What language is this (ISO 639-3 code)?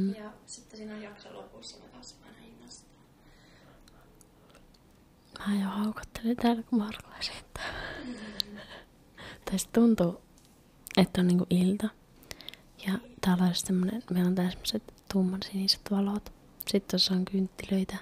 fin